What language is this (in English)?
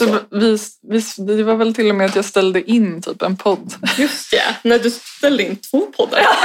Swedish